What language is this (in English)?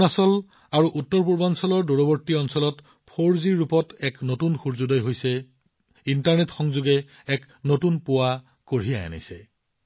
Assamese